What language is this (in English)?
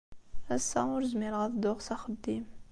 Kabyle